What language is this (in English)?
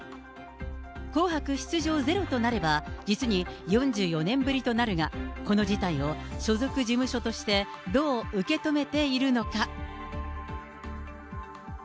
Japanese